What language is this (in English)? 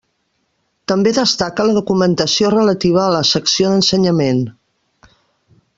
Catalan